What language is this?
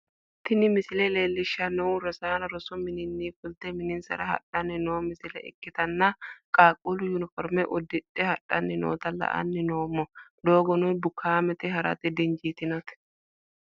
Sidamo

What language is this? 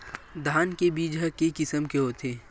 Chhattisgarhi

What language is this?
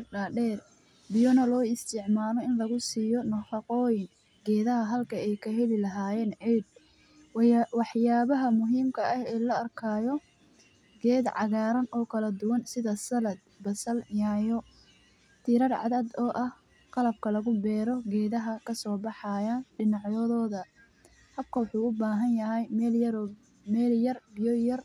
Somali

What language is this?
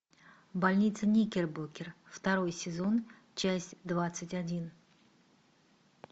Russian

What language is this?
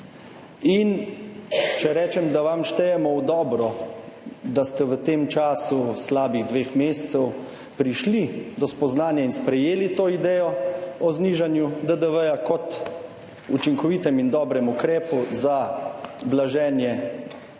Slovenian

